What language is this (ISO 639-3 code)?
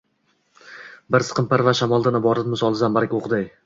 uzb